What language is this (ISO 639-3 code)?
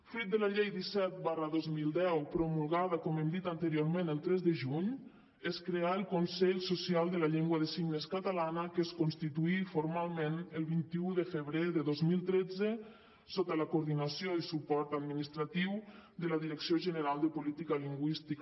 cat